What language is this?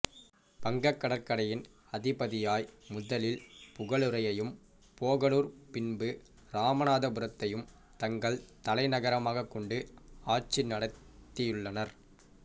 Tamil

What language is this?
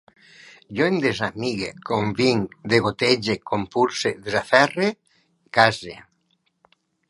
Catalan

